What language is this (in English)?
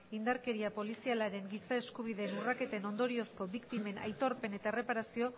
Basque